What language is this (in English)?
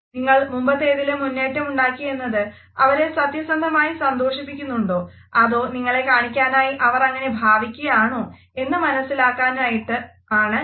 Malayalam